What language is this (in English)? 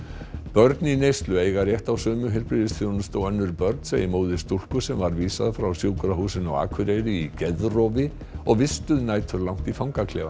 Icelandic